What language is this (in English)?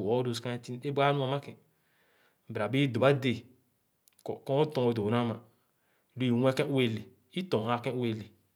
Khana